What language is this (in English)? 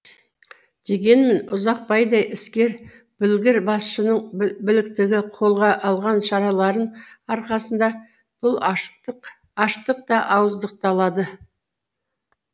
Kazakh